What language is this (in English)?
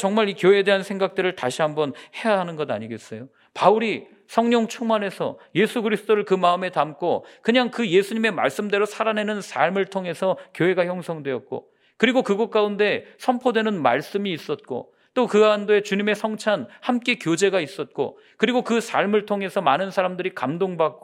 Korean